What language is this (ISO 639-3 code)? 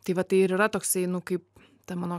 lit